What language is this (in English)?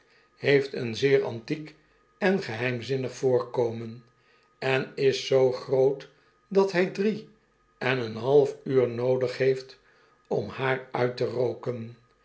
Dutch